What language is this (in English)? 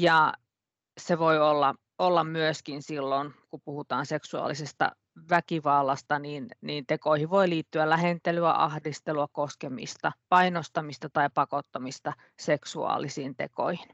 Finnish